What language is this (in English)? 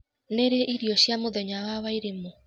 Kikuyu